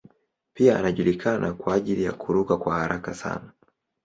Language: Swahili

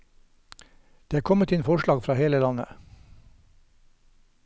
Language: Norwegian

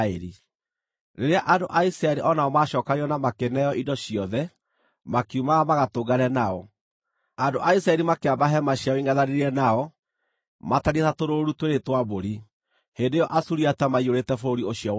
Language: Kikuyu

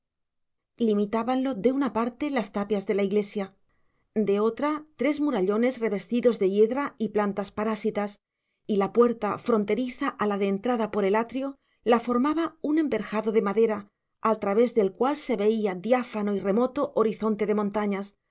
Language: Spanish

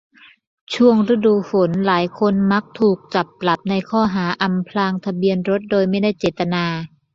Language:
Thai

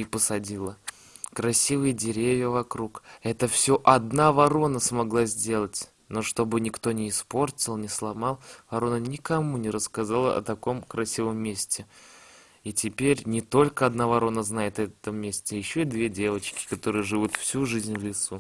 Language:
Russian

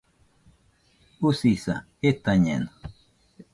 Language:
Nüpode Huitoto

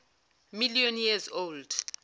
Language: Zulu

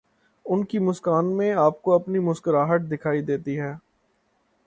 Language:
Urdu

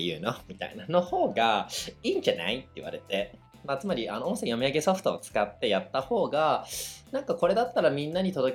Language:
Japanese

